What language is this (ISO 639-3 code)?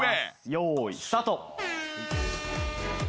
jpn